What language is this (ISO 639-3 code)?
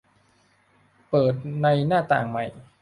tha